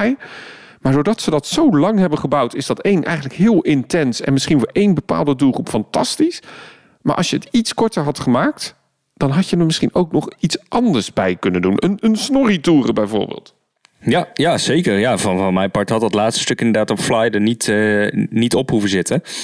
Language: Dutch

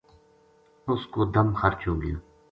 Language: Gujari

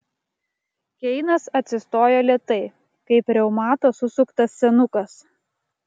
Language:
Lithuanian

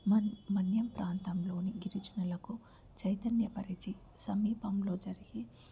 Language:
Telugu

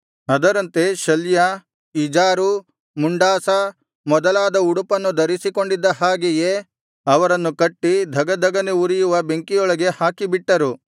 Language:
Kannada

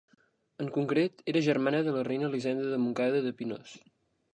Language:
Catalan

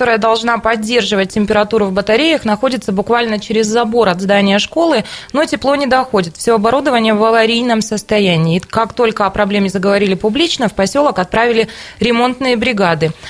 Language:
Russian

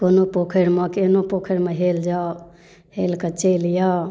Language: Maithili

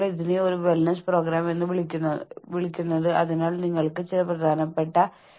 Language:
Malayalam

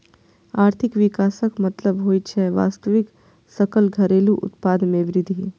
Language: Maithili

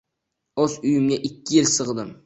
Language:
Uzbek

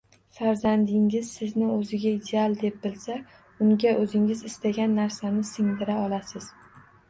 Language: Uzbek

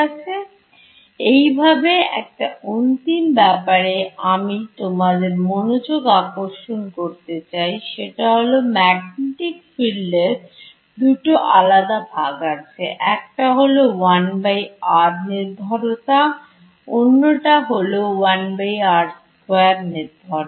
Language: Bangla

